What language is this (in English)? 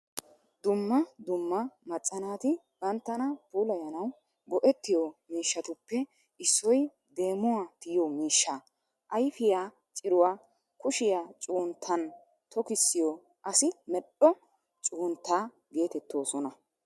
Wolaytta